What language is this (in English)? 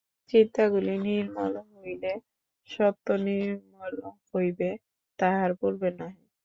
Bangla